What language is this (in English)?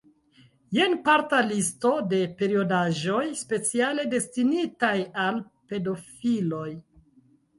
Esperanto